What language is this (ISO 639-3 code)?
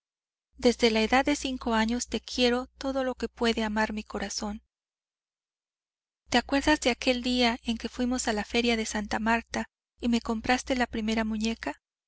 spa